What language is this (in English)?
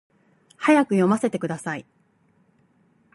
Japanese